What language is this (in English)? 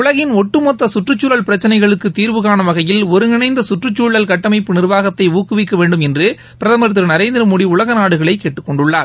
Tamil